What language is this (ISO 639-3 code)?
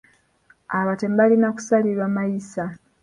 lug